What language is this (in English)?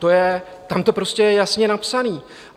Czech